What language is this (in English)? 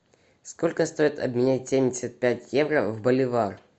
Russian